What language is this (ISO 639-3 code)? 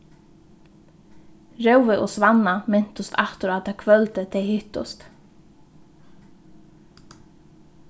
fao